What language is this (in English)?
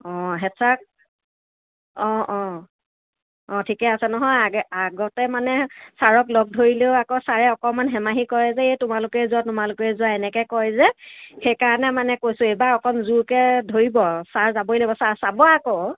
Assamese